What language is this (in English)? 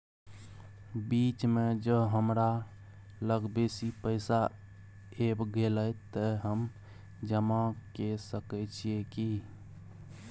Maithili